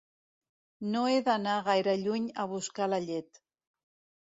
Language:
Catalan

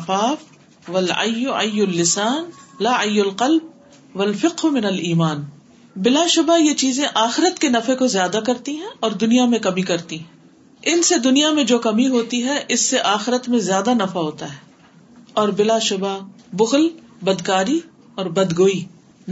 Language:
Urdu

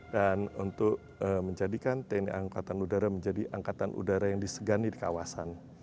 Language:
Indonesian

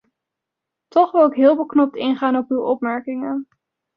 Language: Dutch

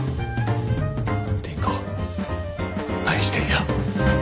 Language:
Japanese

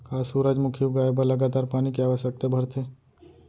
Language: Chhattisgarhi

